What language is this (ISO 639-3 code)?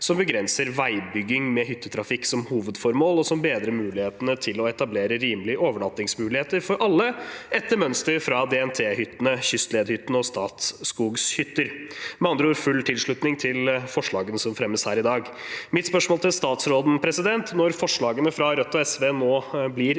nor